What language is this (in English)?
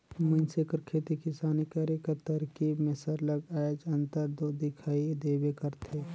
Chhattisgarhi